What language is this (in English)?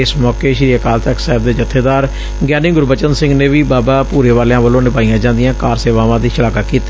Punjabi